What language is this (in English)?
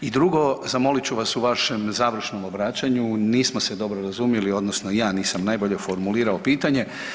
Croatian